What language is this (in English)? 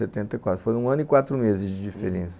Portuguese